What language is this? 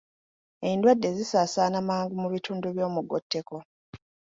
Ganda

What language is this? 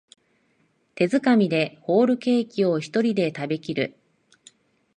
Japanese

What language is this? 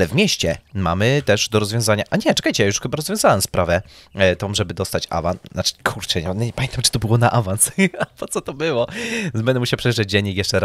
Polish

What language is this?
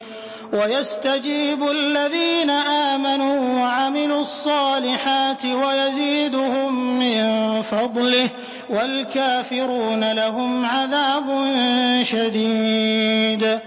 Arabic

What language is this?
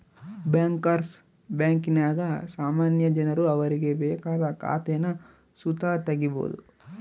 Kannada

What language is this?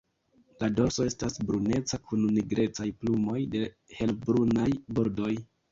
Esperanto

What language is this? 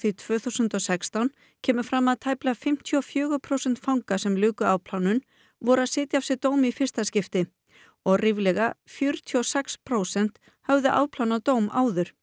Icelandic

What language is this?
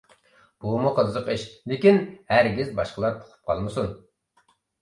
Uyghur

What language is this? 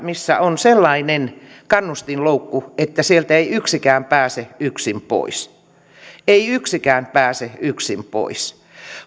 Finnish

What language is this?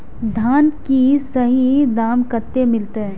Maithili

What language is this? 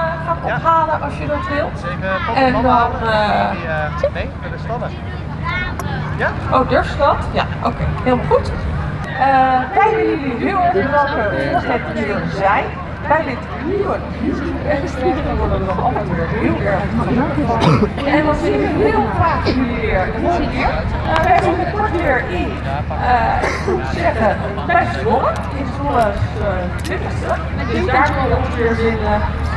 Dutch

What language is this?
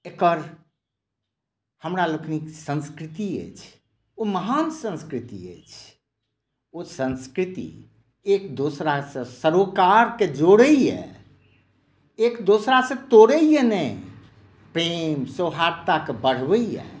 Maithili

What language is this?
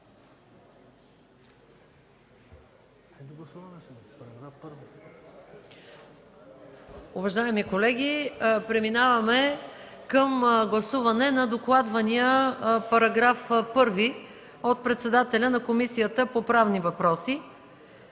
Bulgarian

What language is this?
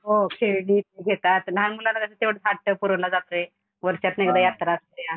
Marathi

